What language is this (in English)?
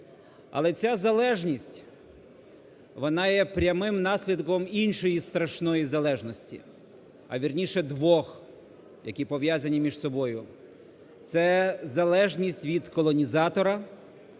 Ukrainian